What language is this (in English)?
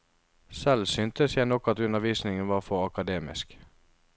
Norwegian